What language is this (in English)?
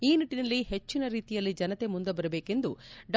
Kannada